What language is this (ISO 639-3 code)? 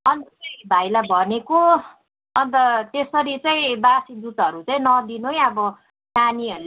nep